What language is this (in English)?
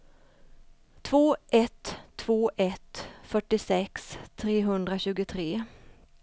Swedish